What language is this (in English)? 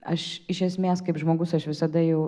Lithuanian